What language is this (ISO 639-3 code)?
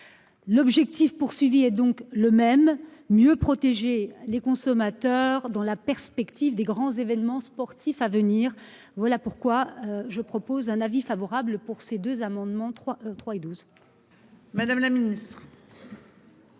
fra